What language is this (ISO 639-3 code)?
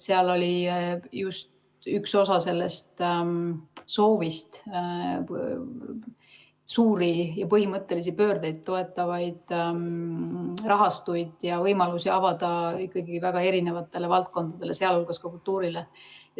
est